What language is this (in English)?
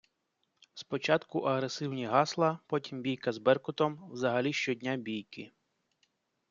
Ukrainian